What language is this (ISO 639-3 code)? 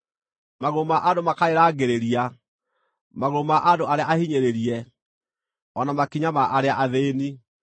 kik